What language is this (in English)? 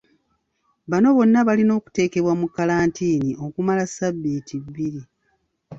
Ganda